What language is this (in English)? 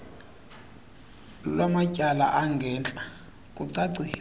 Xhosa